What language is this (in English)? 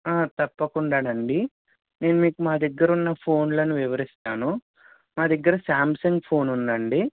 Telugu